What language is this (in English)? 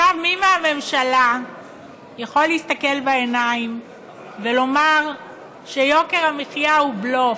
Hebrew